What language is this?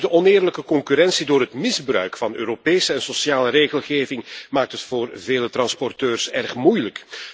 Dutch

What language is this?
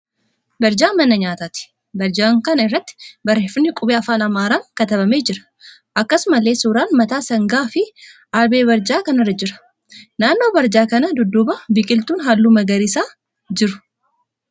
Oromo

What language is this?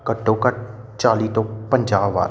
Punjabi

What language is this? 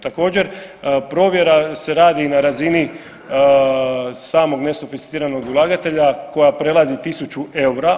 Croatian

